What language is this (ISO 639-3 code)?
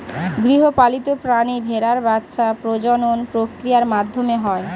ben